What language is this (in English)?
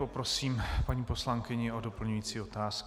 Czech